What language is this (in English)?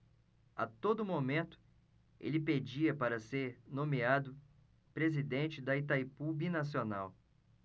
Portuguese